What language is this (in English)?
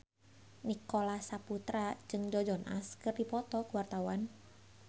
Sundanese